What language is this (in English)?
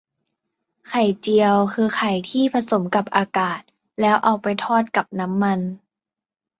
Thai